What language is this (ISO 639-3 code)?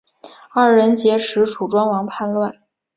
zho